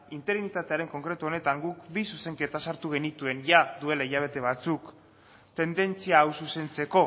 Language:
Basque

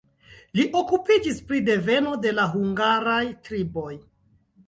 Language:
Esperanto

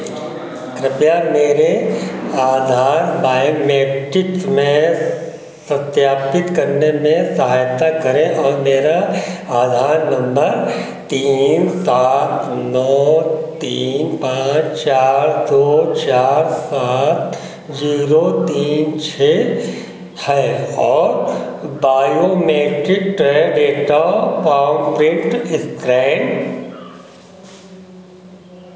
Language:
Hindi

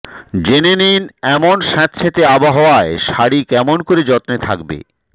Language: Bangla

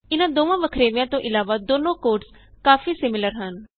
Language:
Punjabi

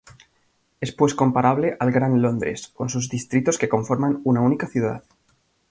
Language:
Spanish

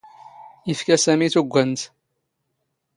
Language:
Standard Moroccan Tamazight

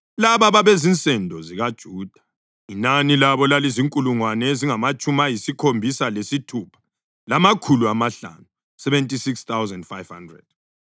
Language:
North Ndebele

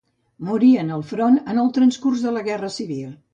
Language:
Catalan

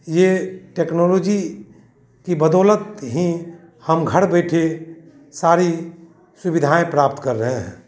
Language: Hindi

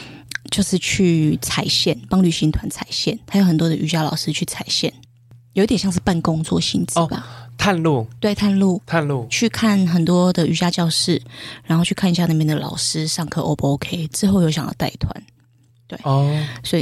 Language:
Chinese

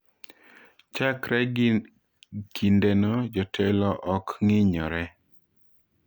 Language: Luo (Kenya and Tanzania)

